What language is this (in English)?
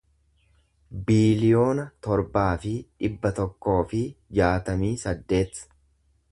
Oromo